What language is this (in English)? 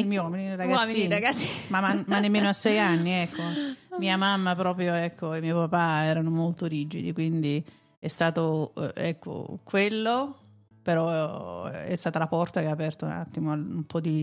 Italian